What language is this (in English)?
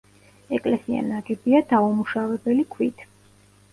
Georgian